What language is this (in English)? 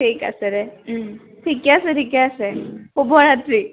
Assamese